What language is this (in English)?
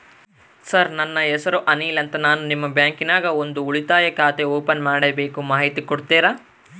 Kannada